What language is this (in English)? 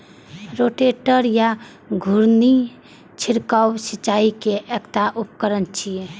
Maithili